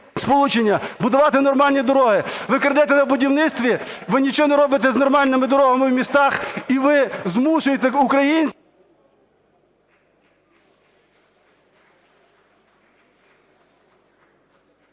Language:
Ukrainian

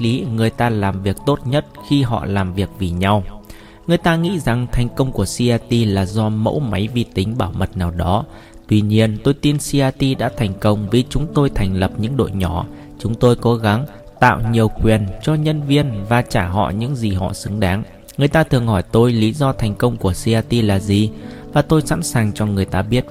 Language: Vietnamese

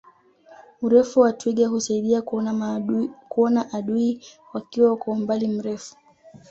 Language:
Swahili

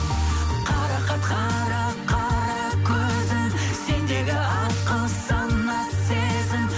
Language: Kazakh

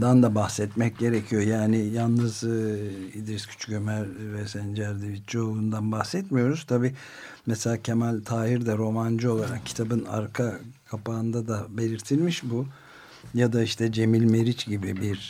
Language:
Turkish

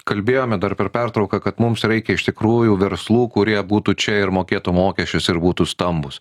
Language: Lithuanian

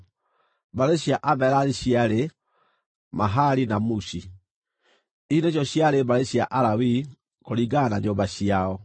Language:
Kikuyu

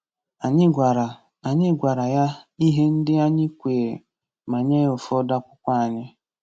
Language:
Igbo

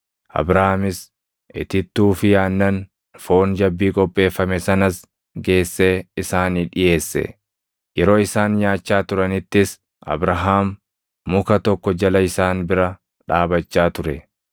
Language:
Oromo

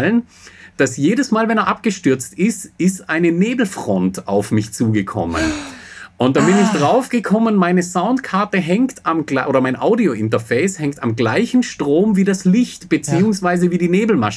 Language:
German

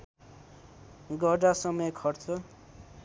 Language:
Nepali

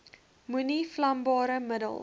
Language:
Afrikaans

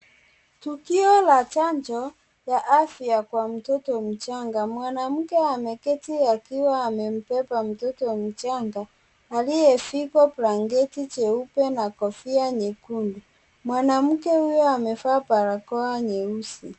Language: Swahili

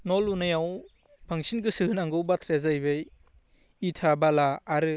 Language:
Bodo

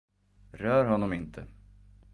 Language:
Swedish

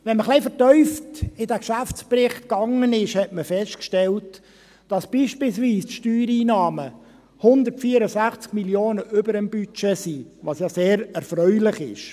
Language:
Swiss German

